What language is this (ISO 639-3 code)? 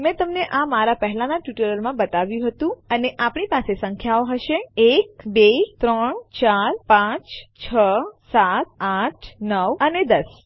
guj